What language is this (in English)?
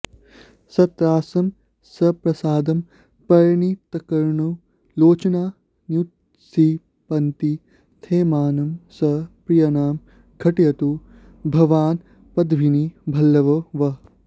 Sanskrit